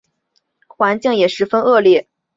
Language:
Chinese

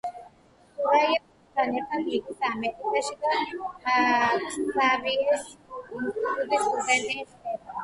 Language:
Georgian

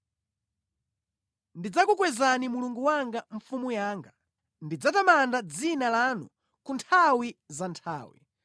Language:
Nyanja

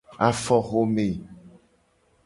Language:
Gen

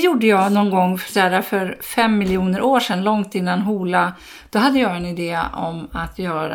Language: Swedish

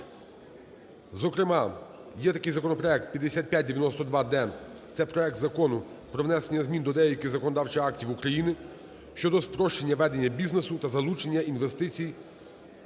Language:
Ukrainian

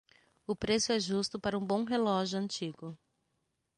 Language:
Portuguese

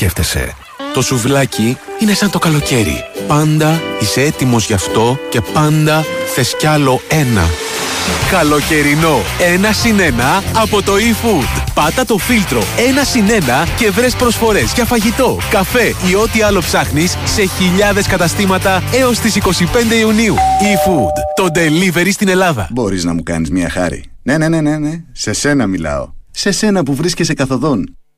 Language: Greek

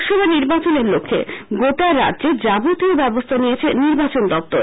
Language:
Bangla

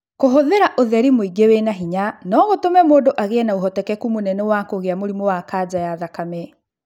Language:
Kikuyu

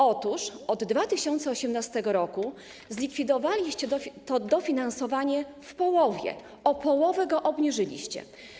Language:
Polish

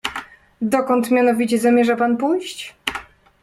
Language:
Polish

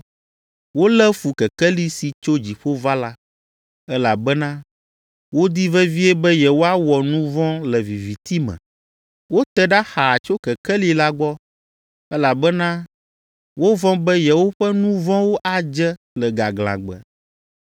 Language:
Ewe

